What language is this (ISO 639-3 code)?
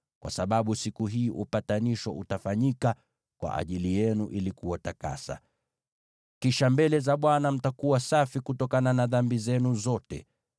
swa